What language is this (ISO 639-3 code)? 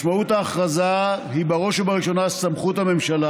heb